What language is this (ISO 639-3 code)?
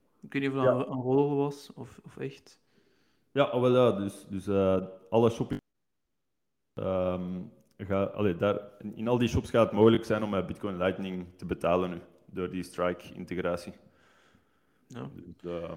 nld